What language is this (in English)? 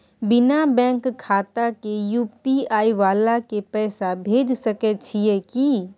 Maithili